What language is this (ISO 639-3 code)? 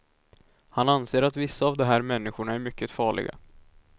swe